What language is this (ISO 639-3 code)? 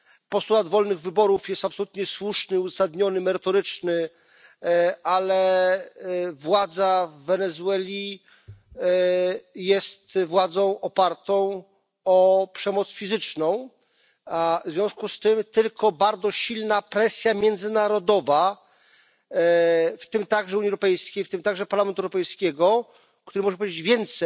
pol